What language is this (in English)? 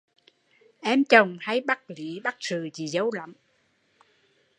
Vietnamese